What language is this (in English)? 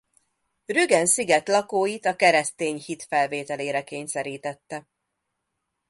Hungarian